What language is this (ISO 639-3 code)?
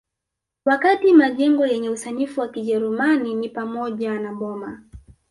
swa